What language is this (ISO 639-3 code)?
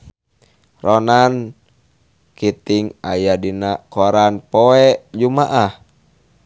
sun